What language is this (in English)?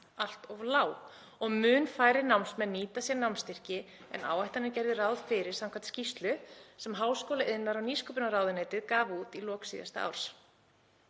Icelandic